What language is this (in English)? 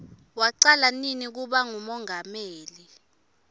Swati